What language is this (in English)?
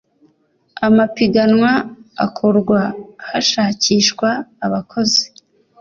Kinyarwanda